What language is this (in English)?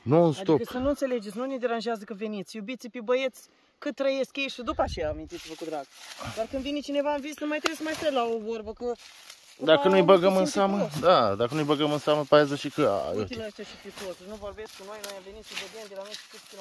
Romanian